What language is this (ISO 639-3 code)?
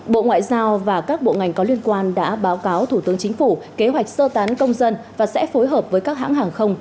vie